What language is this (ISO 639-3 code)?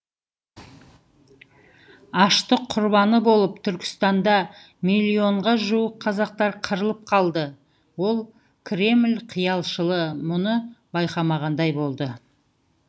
kaz